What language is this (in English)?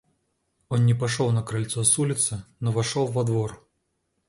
Russian